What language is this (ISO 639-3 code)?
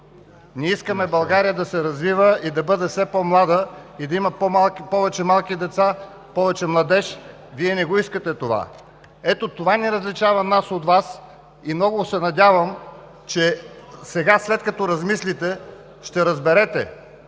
bul